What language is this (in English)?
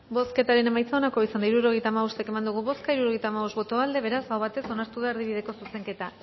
Basque